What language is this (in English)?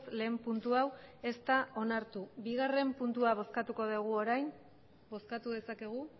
Basque